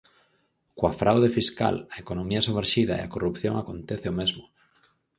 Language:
Galician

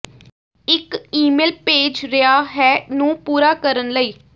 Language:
Punjabi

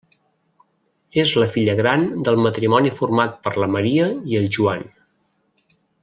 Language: Catalan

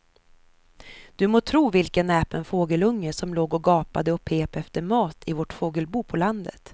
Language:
Swedish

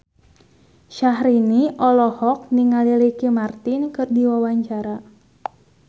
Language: Sundanese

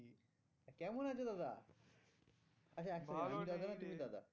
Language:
Bangla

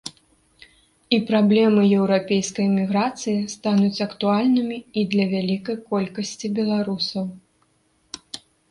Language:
Belarusian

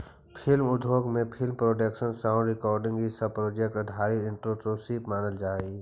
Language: Magahi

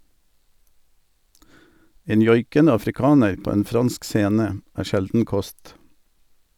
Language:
Norwegian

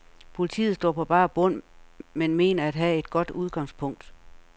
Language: Danish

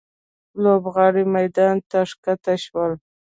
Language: Pashto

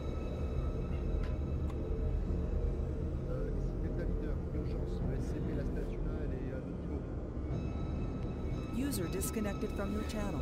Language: French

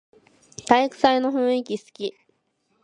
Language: Japanese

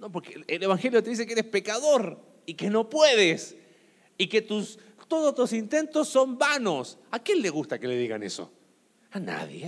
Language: Spanish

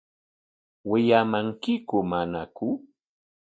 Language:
Corongo Ancash Quechua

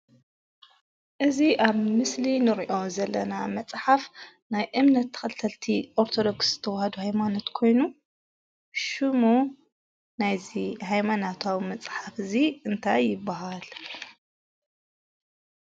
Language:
Tigrinya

